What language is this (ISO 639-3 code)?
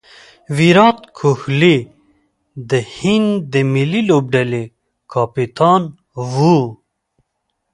pus